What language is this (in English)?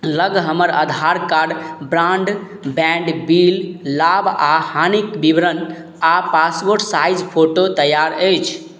Maithili